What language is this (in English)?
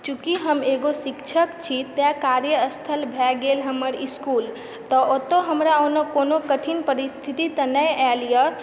Maithili